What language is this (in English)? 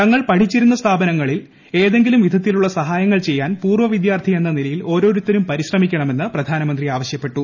Malayalam